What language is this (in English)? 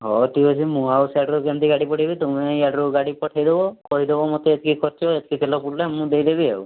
Odia